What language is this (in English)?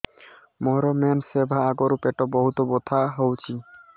Odia